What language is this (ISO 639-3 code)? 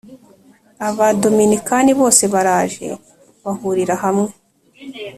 kin